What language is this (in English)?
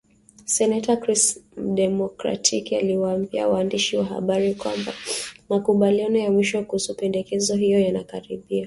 Swahili